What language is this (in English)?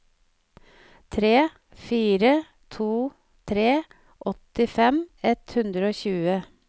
Norwegian